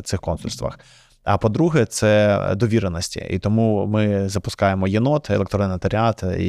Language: Ukrainian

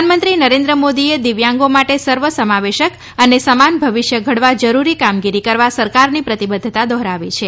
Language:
Gujarati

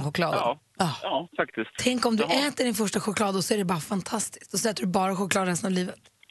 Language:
Swedish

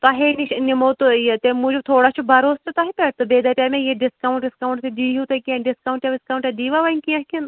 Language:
Kashmiri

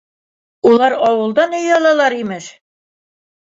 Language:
Bashkir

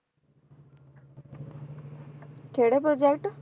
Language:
Punjabi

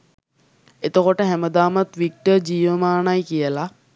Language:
Sinhala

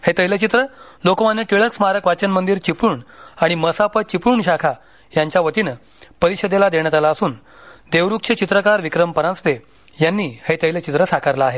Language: Marathi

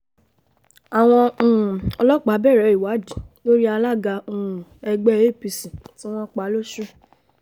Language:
Yoruba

